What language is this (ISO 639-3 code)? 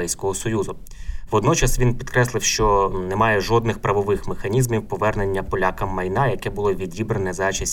ukr